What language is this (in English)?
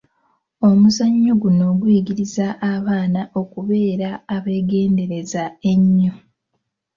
Ganda